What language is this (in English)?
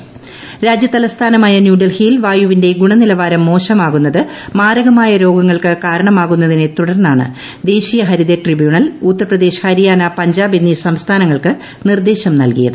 Malayalam